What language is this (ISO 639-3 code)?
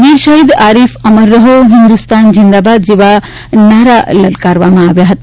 guj